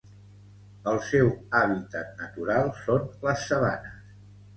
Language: Catalan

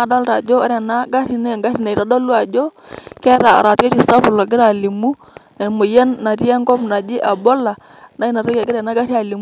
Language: Masai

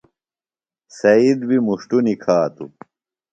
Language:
Phalura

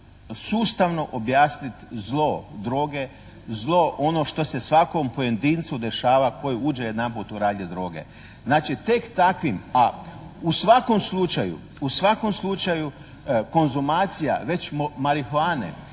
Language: Croatian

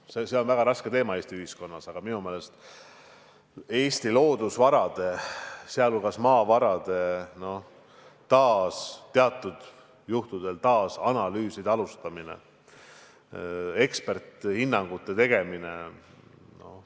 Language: Estonian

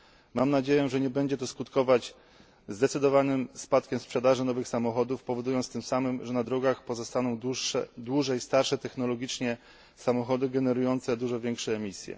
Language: Polish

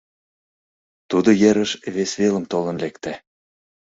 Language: Mari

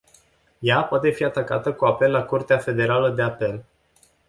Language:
Romanian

